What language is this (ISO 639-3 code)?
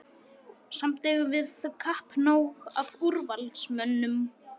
isl